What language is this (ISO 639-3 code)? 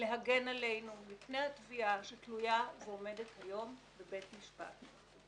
heb